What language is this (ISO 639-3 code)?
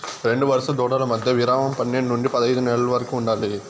tel